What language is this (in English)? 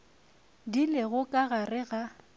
Northern Sotho